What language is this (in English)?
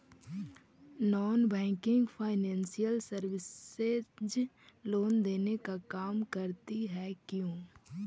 Magahi